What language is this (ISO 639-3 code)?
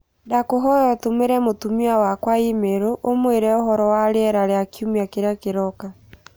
kik